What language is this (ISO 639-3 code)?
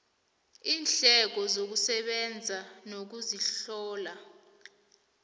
nbl